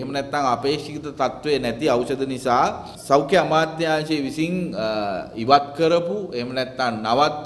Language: Indonesian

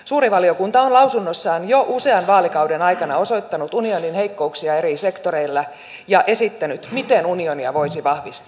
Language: Finnish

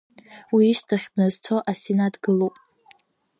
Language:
Abkhazian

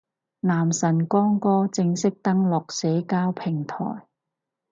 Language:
Cantonese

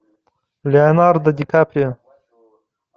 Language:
Russian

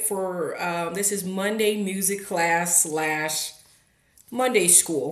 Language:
English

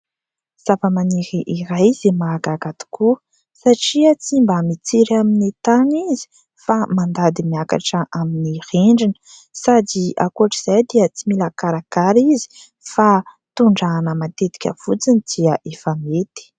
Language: Malagasy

